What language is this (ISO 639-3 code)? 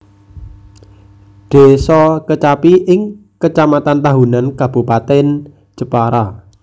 jav